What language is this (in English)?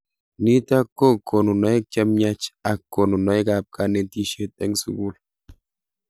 Kalenjin